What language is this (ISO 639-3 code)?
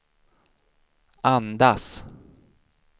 swe